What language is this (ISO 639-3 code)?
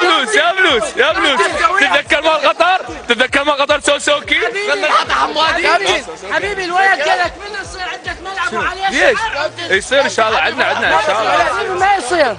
ara